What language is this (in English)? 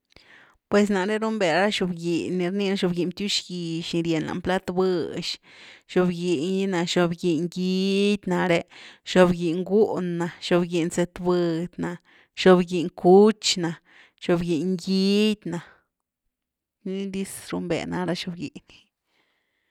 Güilá Zapotec